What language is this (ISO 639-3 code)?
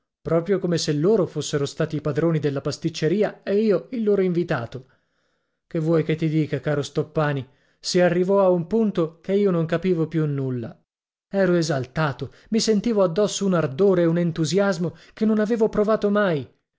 ita